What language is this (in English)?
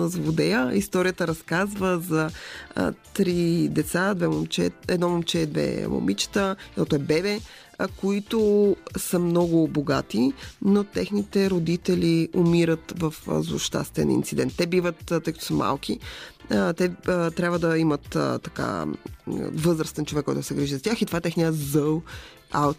Bulgarian